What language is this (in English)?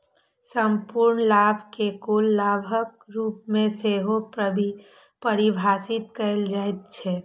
Maithili